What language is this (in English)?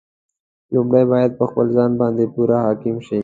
Pashto